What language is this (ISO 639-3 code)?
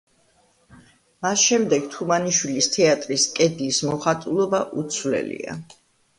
kat